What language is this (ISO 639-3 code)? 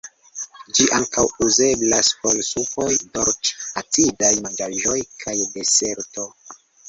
epo